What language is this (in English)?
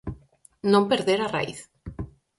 Galician